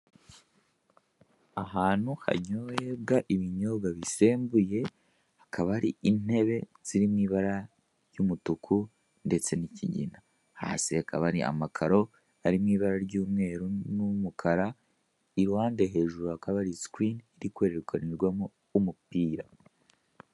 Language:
Kinyarwanda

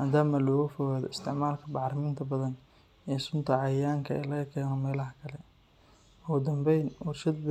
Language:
Somali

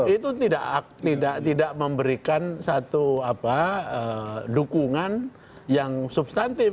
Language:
Indonesian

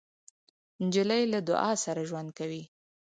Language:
Pashto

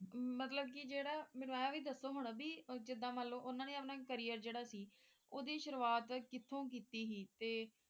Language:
Punjabi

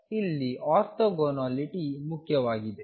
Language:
Kannada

